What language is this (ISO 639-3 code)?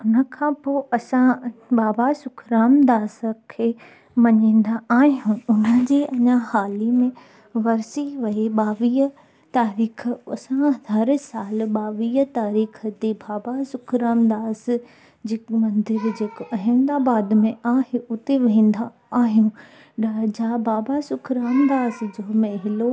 snd